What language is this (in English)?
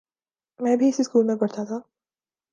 Urdu